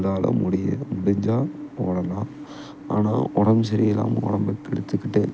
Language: Tamil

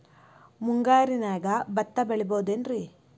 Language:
Kannada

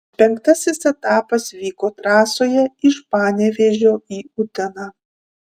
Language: Lithuanian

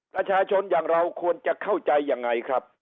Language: Thai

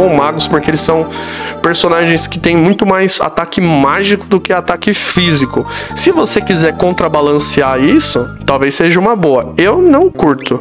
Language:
Portuguese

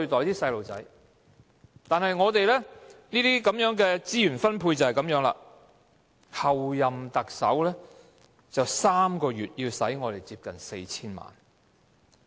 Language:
Cantonese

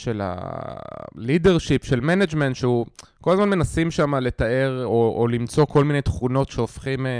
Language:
Hebrew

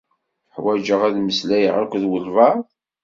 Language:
Kabyle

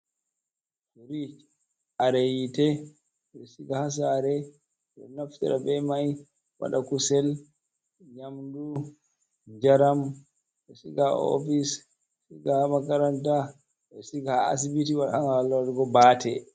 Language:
Fula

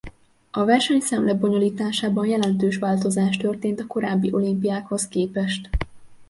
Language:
Hungarian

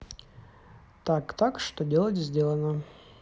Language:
Russian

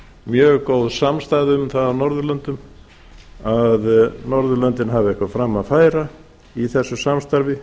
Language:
Icelandic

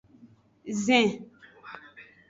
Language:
Aja (Benin)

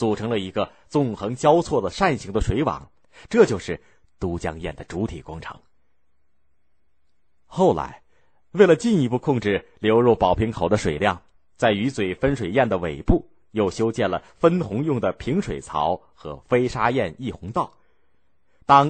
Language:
Chinese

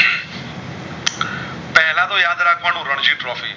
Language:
Gujarati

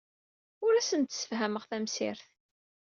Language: Kabyle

